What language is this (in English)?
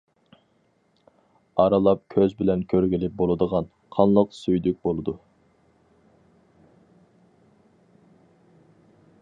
Uyghur